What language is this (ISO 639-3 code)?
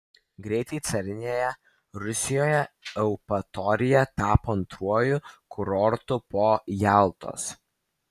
lit